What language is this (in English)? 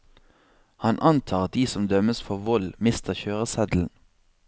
Norwegian